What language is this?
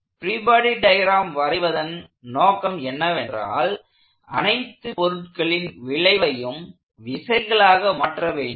Tamil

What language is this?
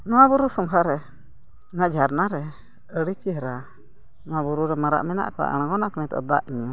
Santali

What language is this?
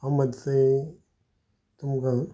Konkani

